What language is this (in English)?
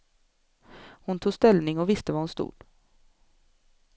Swedish